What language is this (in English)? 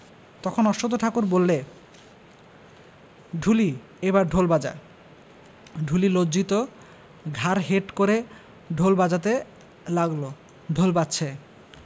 Bangla